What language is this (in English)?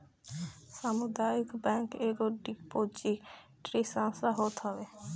Bhojpuri